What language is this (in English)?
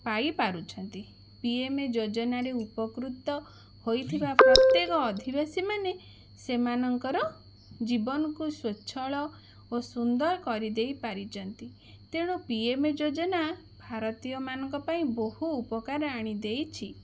Odia